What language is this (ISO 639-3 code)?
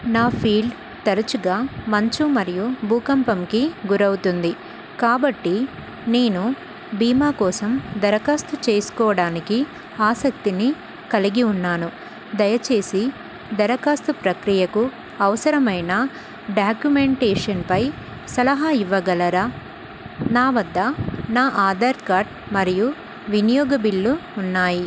tel